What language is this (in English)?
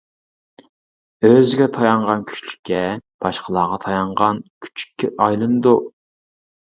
Uyghur